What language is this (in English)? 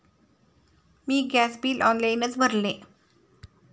Marathi